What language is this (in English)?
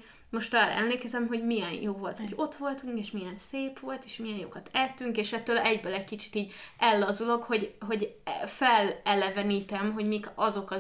Hungarian